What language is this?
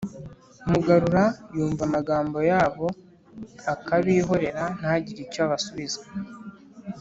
Kinyarwanda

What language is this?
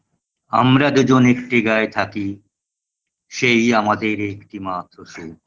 Bangla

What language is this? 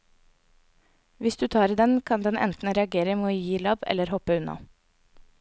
Norwegian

